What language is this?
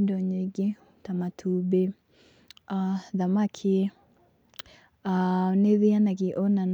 Kikuyu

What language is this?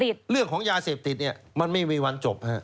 Thai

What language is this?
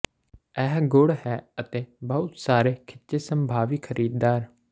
Punjabi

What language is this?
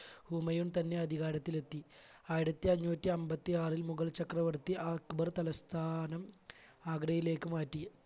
Malayalam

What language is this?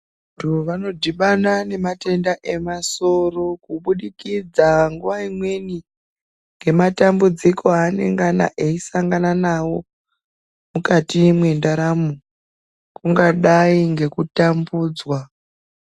Ndau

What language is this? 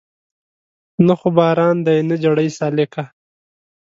Pashto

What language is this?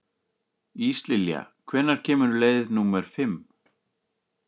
Icelandic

